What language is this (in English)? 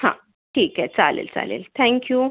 Marathi